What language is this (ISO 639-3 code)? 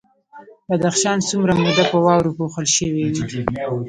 pus